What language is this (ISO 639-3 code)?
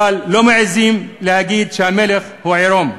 heb